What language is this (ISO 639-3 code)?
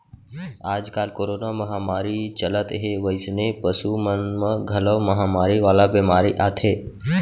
hne